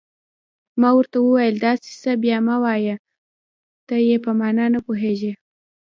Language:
Pashto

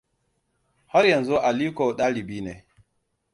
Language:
Hausa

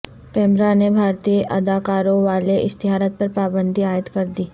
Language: Urdu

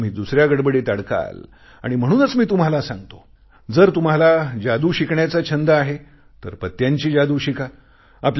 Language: Marathi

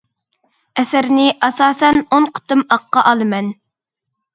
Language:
Uyghur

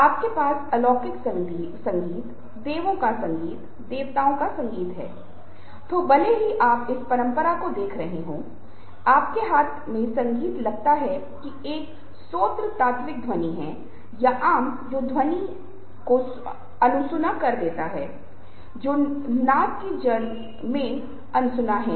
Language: Hindi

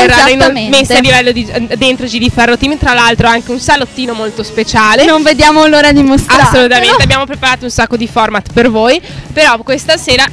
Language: Italian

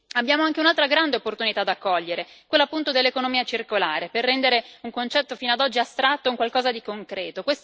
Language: Italian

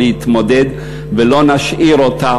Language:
Hebrew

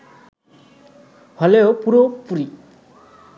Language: Bangla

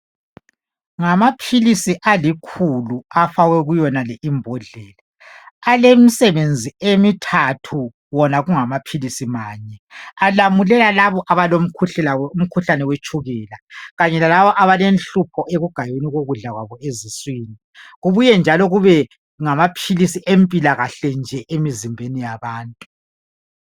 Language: North Ndebele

